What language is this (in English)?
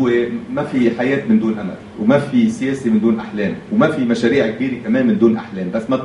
Arabic